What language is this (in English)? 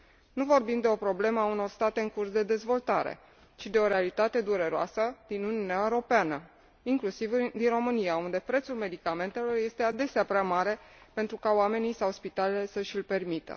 Romanian